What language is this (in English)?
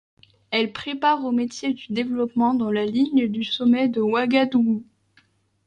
French